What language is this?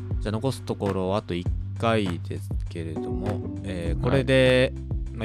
Japanese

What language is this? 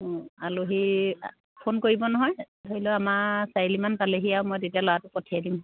Assamese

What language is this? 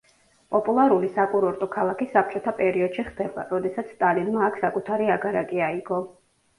Georgian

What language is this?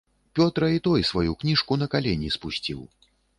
Belarusian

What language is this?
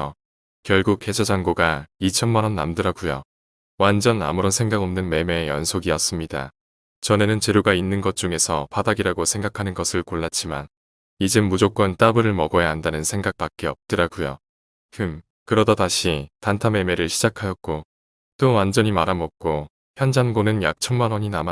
Korean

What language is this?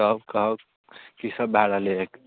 Maithili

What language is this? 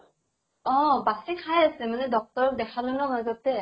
Assamese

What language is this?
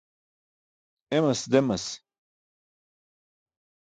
Burushaski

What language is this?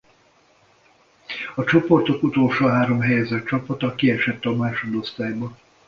Hungarian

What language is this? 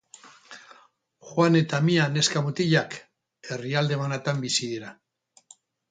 Basque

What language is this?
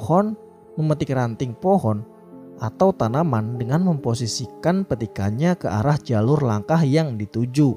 Indonesian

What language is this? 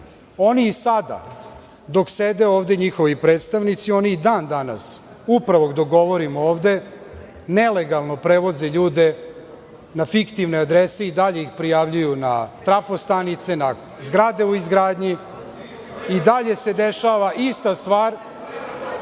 Serbian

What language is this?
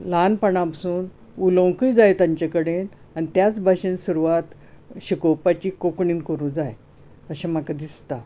Konkani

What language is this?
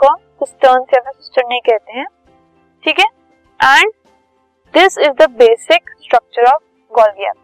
Hindi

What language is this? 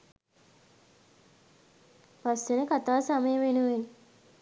Sinhala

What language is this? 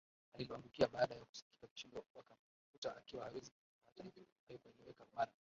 Swahili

